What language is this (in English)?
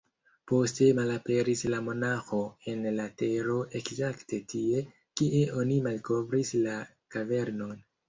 Esperanto